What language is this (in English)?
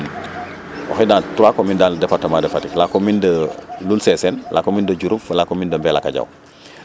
Serer